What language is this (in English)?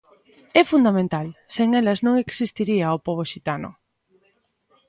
Galician